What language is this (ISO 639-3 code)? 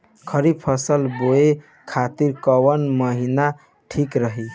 bho